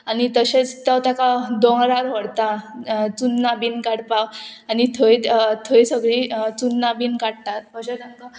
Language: Konkani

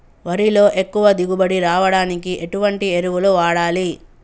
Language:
Telugu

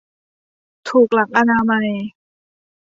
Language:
Thai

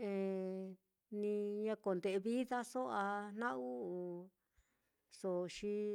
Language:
Mitlatongo Mixtec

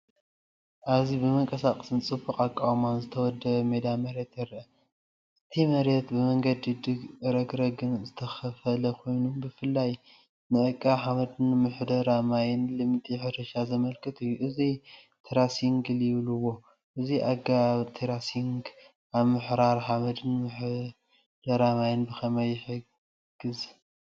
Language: Tigrinya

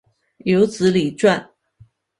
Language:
Chinese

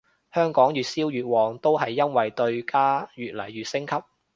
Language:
Cantonese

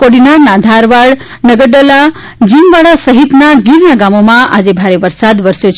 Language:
Gujarati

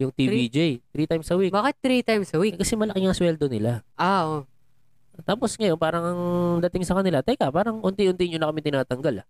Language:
Filipino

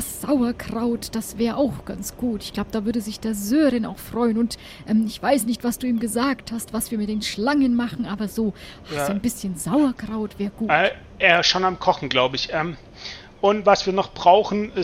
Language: German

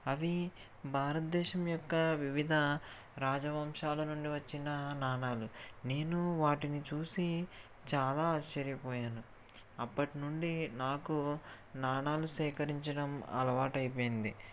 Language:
Telugu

